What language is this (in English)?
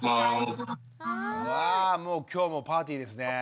Japanese